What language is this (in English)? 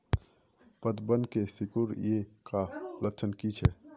Magahi